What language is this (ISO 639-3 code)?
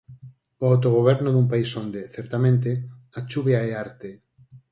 glg